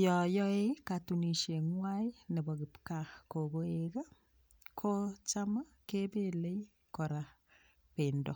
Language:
Kalenjin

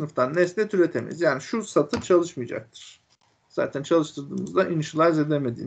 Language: Turkish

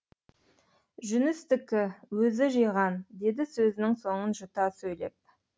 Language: Kazakh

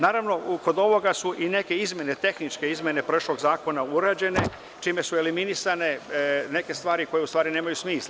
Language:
Serbian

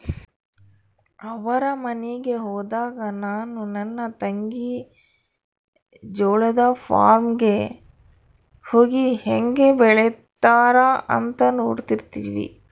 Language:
Kannada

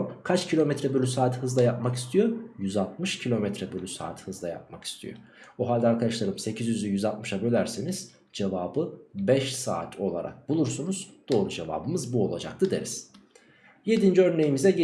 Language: Turkish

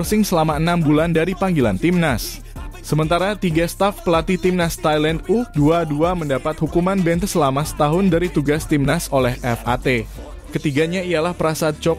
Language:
Indonesian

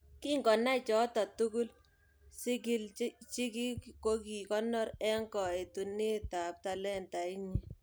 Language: Kalenjin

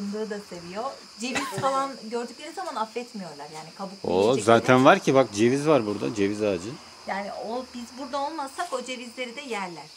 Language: Turkish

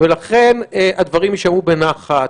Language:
Hebrew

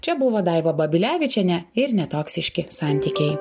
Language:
Lithuanian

